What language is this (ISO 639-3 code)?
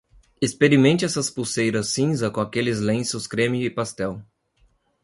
por